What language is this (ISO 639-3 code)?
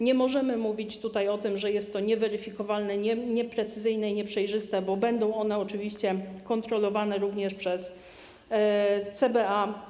pol